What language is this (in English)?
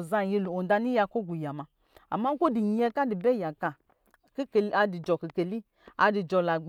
Lijili